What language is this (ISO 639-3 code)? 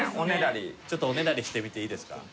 jpn